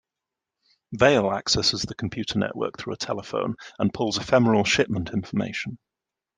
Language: English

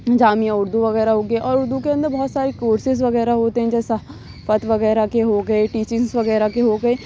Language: Urdu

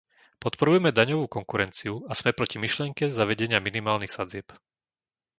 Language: Slovak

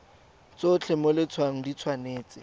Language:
Tswana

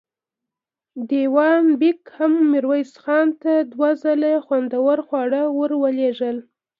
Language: Pashto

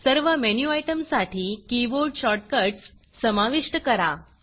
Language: Marathi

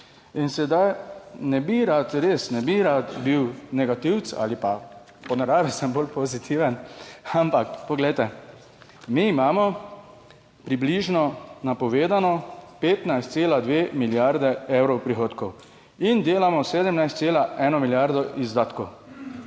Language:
Slovenian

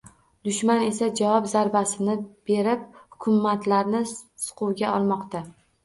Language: Uzbek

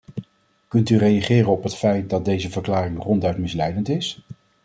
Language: Dutch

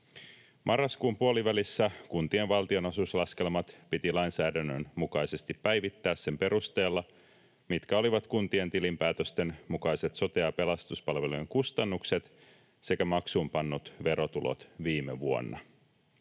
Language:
Finnish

